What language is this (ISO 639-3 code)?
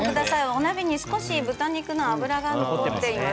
jpn